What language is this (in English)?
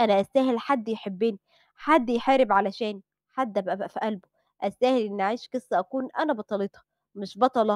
Arabic